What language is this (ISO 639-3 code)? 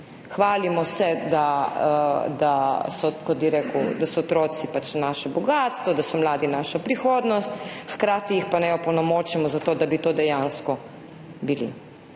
slv